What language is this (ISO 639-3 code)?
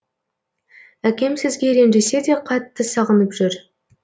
kaz